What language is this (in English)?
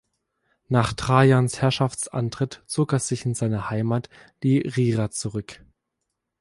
German